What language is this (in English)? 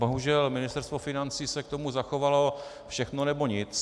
Czech